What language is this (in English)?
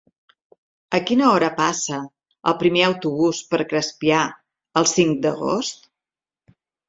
Catalan